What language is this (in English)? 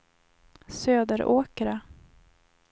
Swedish